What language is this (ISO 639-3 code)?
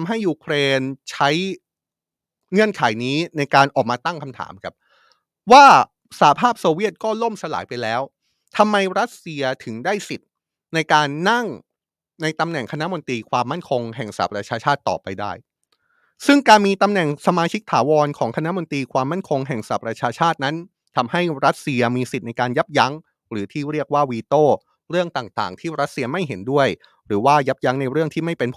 tha